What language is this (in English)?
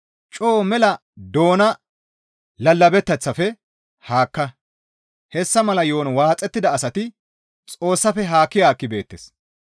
Gamo